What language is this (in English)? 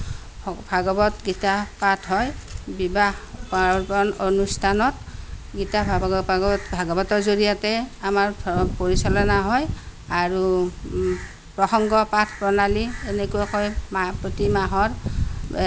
Assamese